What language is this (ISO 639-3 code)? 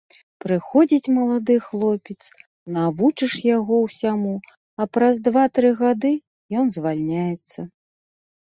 bel